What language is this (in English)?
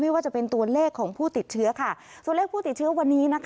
Thai